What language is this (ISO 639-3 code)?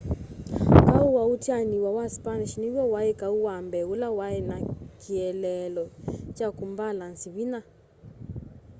kam